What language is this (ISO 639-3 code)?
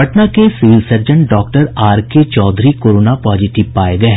hin